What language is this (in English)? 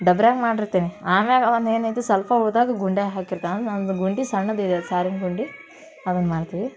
Kannada